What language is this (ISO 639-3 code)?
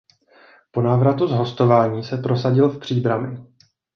ces